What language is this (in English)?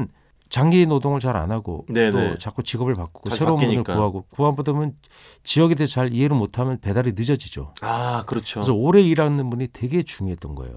Korean